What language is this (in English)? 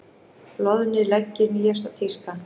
Icelandic